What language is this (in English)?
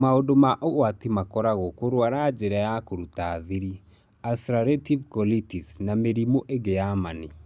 Kikuyu